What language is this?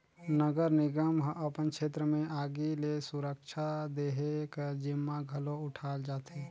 Chhattisgarhi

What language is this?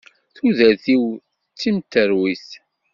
Kabyle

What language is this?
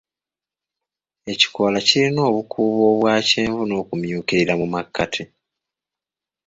Ganda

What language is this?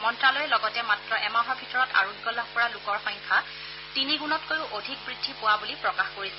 Assamese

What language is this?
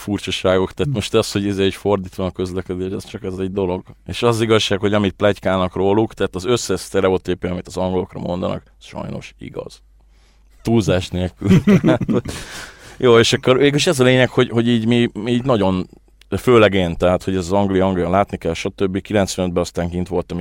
Hungarian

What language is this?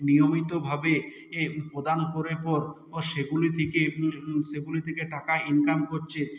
Bangla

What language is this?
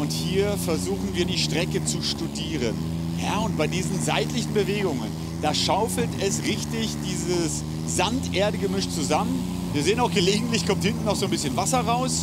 German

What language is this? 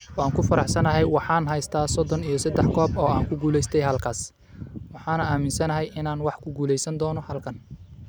Somali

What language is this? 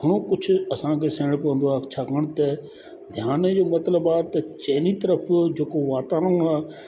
Sindhi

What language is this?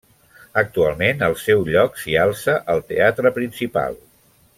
Catalan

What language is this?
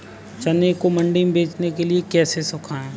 Hindi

